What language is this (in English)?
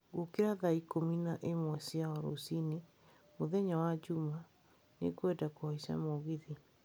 Kikuyu